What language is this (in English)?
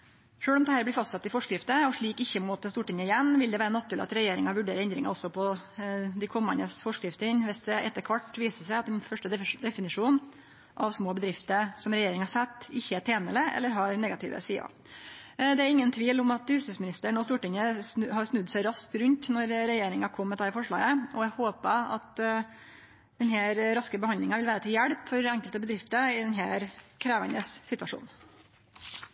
Norwegian Nynorsk